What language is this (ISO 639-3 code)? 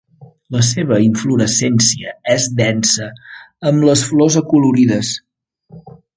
cat